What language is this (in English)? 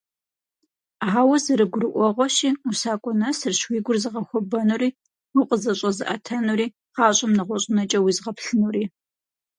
Kabardian